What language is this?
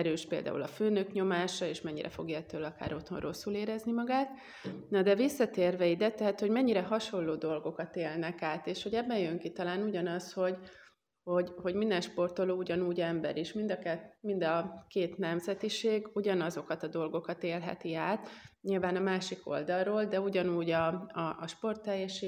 Hungarian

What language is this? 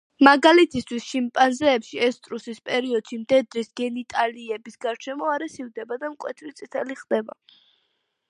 Georgian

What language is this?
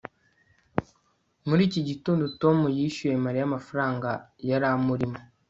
Kinyarwanda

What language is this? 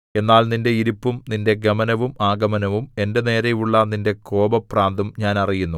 Malayalam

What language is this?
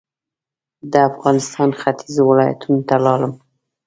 Pashto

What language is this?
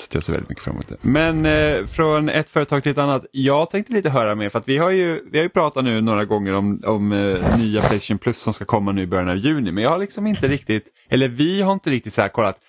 Swedish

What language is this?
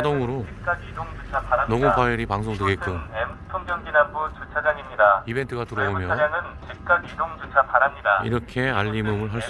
Korean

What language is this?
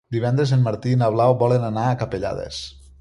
Catalan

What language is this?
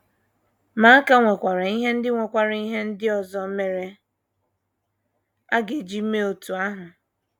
Igbo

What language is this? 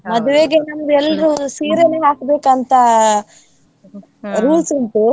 Kannada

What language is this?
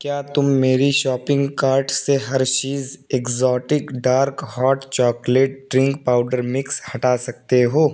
Urdu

